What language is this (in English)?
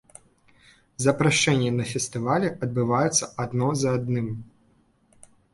Belarusian